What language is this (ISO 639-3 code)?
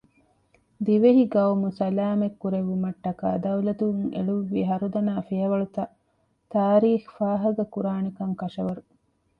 div